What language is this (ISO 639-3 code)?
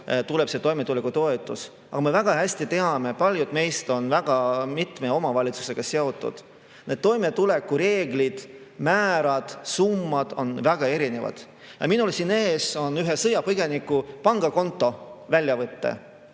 est